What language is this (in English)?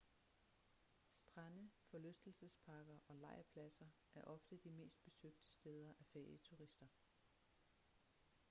Danish